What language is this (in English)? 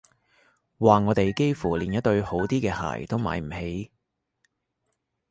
Cantonese